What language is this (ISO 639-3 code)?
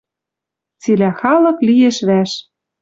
mrj